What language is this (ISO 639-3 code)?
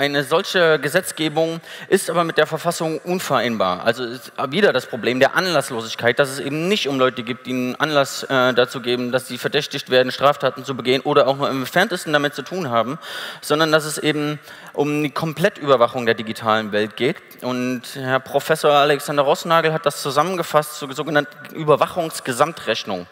deu